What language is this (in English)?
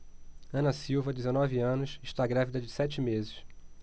Portuguese